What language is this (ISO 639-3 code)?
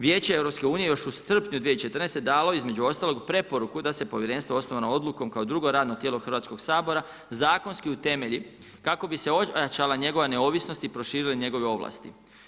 hrv